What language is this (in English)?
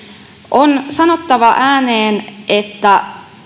Finnish